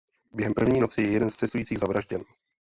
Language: Czech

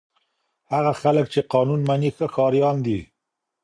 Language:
Pashto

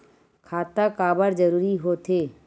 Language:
Chhattisgarhi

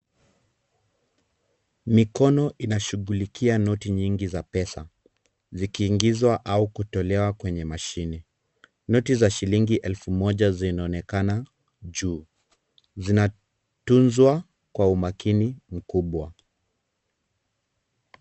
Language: Swahili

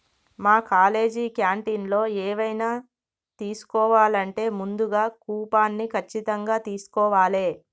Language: Telugu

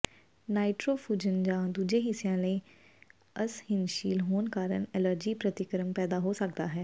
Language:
Punjabi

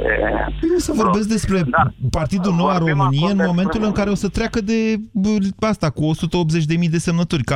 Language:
Romanian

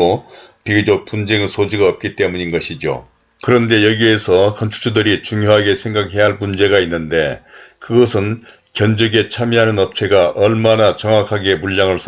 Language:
Korean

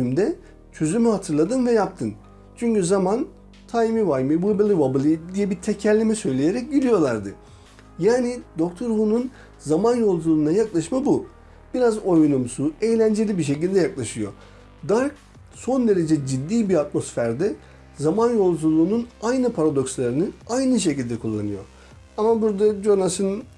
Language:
Turkish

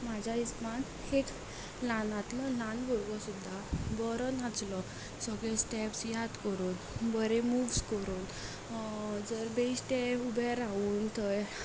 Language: Konkani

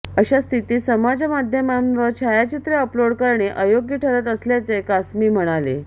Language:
Marathi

